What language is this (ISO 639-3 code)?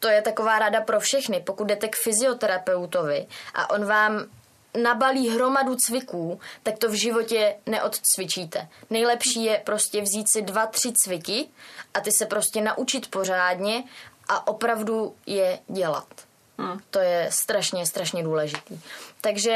ces